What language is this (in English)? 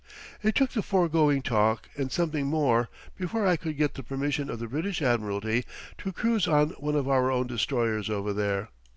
English